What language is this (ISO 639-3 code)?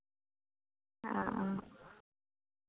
sat